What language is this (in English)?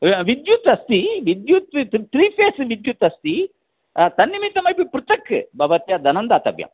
Sanskrit